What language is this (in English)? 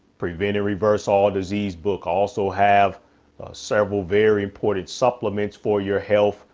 English